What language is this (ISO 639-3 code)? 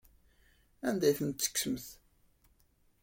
kab